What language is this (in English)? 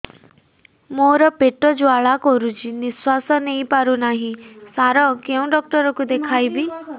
Odia